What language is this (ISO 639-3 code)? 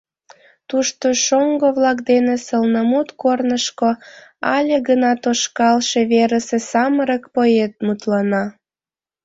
chm